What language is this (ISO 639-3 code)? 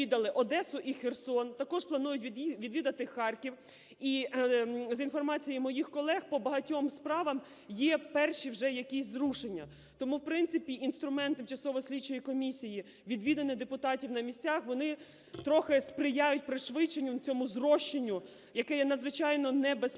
ukr